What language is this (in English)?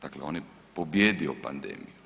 Croatian